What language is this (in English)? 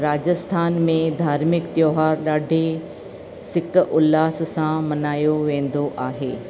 Sindhi